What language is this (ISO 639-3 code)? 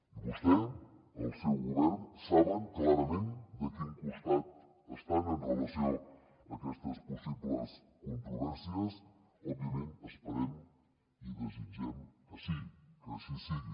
cat